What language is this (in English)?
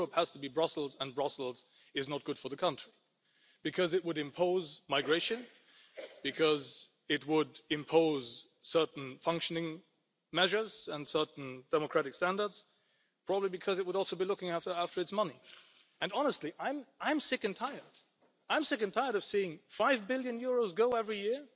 English